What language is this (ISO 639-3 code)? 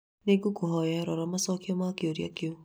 kik